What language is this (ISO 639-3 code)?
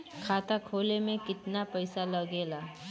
bho